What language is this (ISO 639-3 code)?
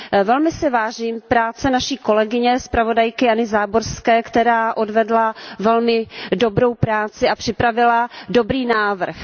ces